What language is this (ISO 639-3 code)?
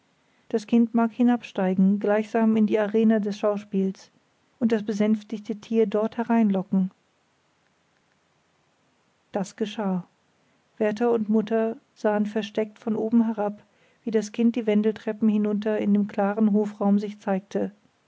deu